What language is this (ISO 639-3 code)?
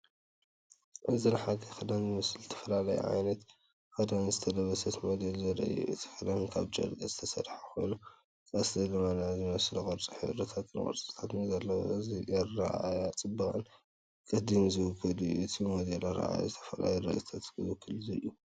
tir